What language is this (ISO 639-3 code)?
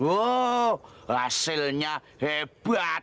ind